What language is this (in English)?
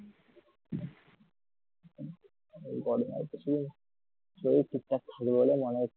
Bangla